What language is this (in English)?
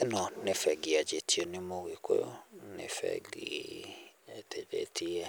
Kikuyu